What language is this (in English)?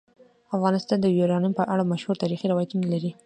Pashto